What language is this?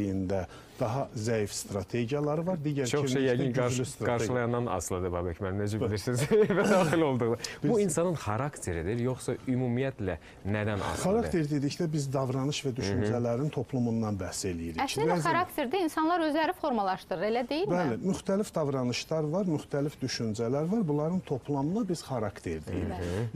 Turkish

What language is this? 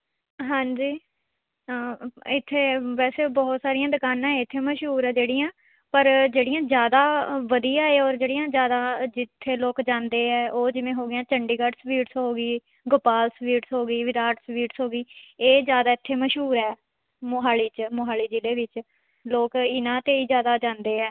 Punjabi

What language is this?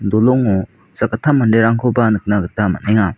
Garo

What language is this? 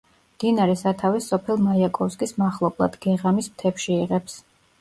Georgian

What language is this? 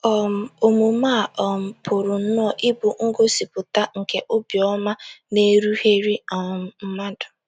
Igbo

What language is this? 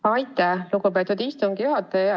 Estonian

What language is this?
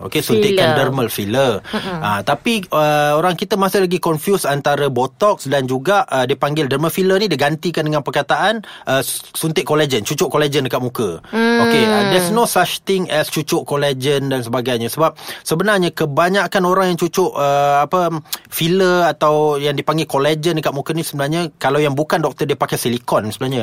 Malay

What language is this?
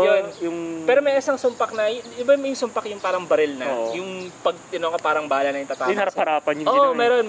Filipino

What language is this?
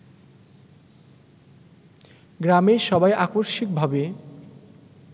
Bangla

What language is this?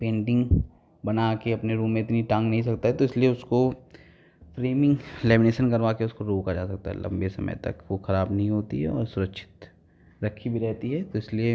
Hindi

